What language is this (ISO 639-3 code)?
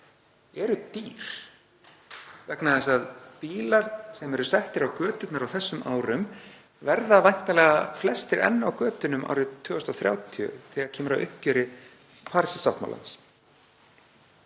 isl